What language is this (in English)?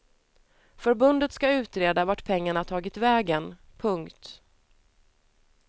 Swedish